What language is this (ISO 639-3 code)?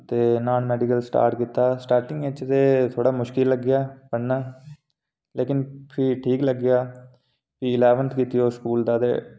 doi